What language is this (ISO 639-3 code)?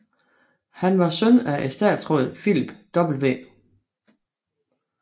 dan